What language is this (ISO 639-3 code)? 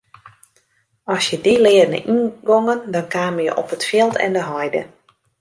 fry